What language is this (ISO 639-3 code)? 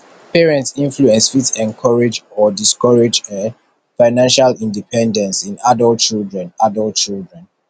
pcm